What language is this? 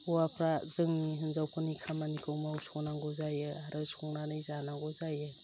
Bodo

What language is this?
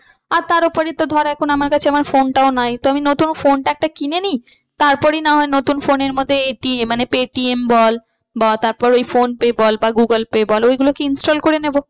Bangla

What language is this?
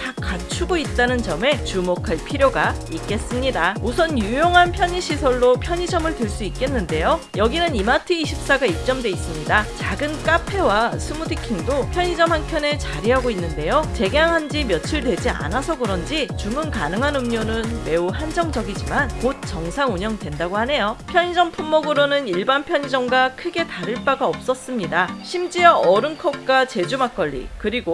Korean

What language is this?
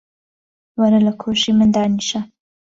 Central Kurdish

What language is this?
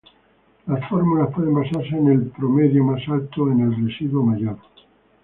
Spanish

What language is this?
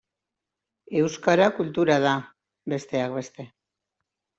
Basque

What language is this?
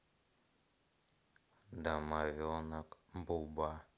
Russian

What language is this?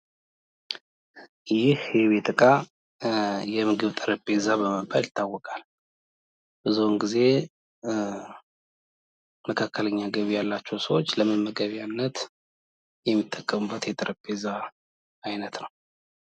Amharic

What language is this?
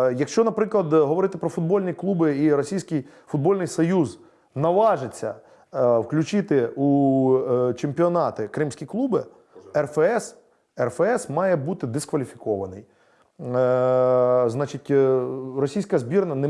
Ukrainian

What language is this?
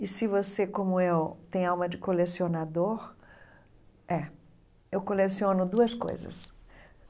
Portuguese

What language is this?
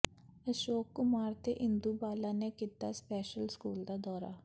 Punjabi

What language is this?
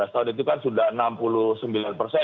Indonesian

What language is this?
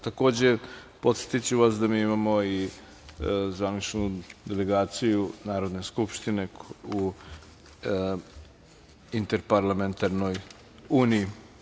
Serbian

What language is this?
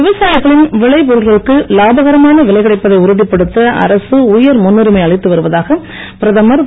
Tamil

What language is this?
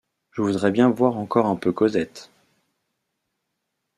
French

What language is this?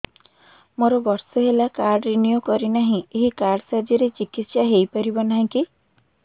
Odia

